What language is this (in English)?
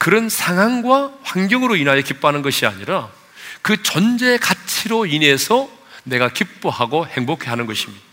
Korean